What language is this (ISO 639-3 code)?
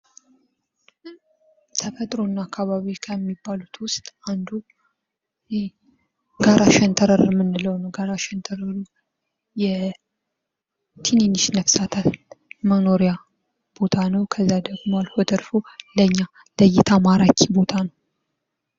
amh